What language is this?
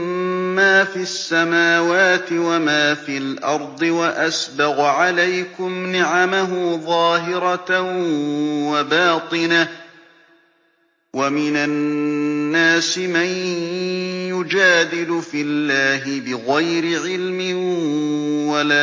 Arabic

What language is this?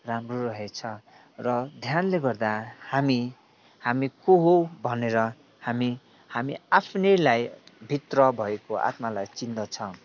Nepali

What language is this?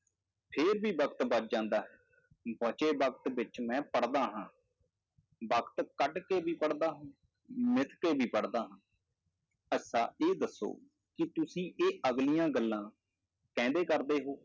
Punjabi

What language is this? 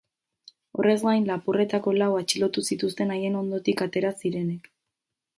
Basque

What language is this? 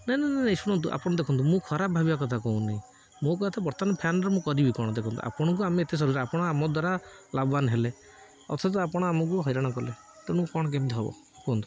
Odia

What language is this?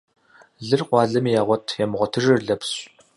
Kabardian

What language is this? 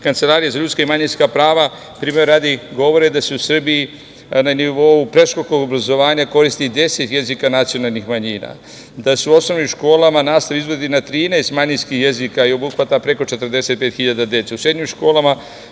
Serbian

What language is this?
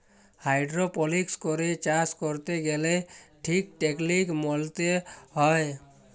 Bangla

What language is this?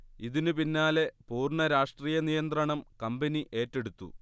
Malayalam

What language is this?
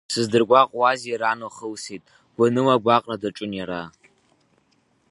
Abkhazian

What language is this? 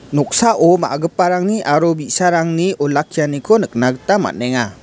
Garo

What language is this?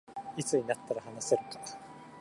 Japanese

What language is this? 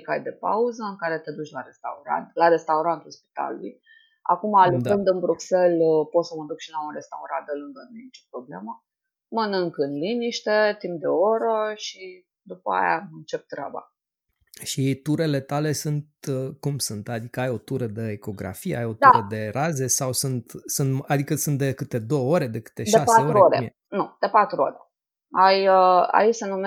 Romanian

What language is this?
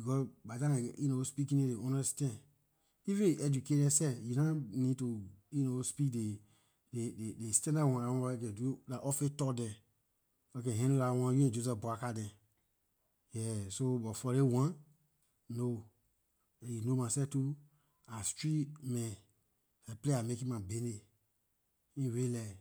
Liberian English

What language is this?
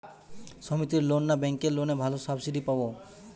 Bangla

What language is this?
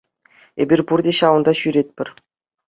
Chuvash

